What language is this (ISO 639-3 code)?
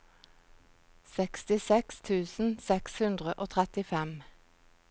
nor